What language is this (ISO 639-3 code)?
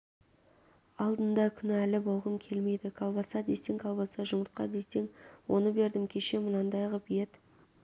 kaz